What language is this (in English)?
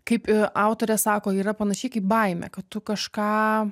Lithuanian